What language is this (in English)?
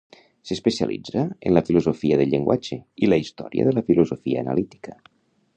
Catalan